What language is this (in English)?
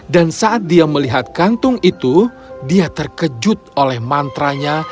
Indonesian